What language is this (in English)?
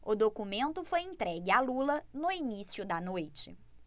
Portuguese